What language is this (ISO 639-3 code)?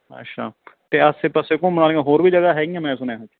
pan